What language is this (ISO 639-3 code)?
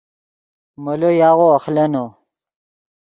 ydg